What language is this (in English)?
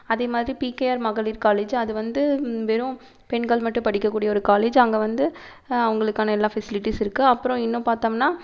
Tamil